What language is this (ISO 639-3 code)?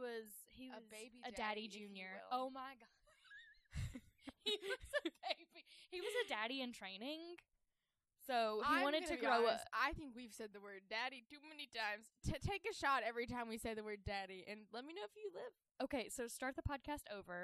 eng